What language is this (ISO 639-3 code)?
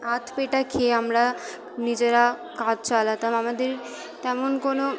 ben